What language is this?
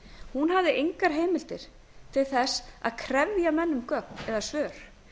Icelandic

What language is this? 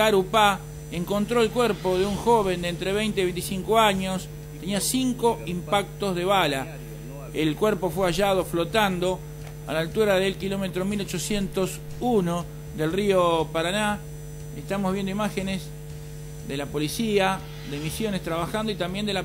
Spanish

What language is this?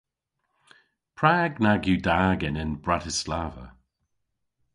Cornish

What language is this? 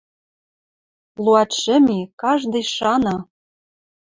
Western Mari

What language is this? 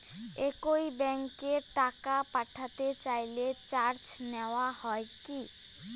Bangla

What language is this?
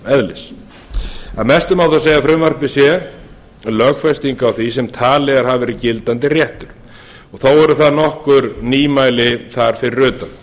Icelandic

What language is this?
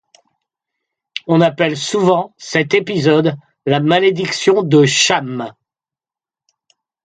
French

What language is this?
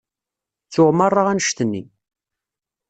Kabyle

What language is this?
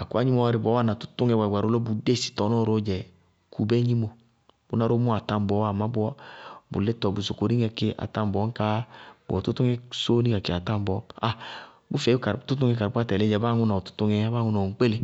Bago-Kusuntu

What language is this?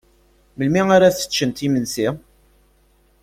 Kabyle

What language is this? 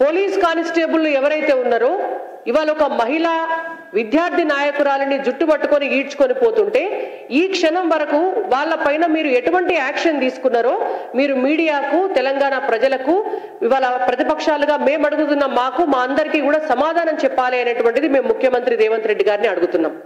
Telugu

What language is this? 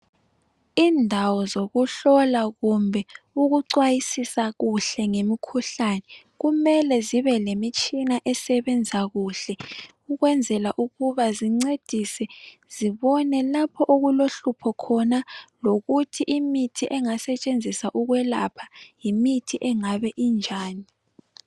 North Ndebele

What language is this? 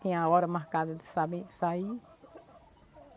Portuguese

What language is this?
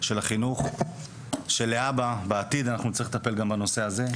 Hebrew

